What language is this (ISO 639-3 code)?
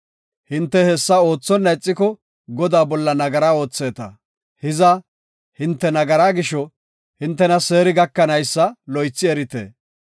gof